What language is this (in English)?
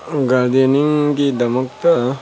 Manipuri